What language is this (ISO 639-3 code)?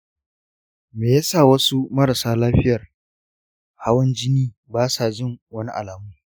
hau